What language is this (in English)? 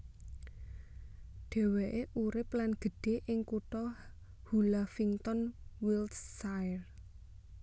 Javanese